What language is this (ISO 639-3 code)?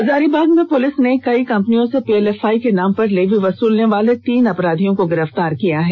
hin